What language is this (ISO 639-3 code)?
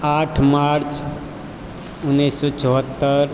mai